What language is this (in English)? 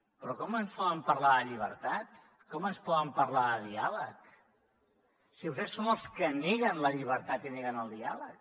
Catalan